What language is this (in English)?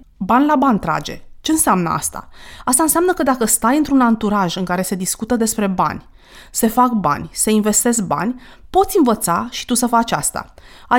Romanian